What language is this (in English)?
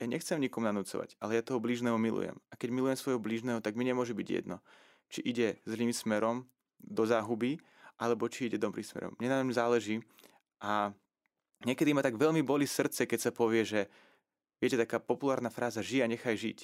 Slovak